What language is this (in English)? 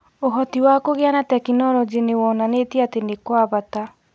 Kikuyu